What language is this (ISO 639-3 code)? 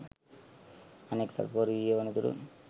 sin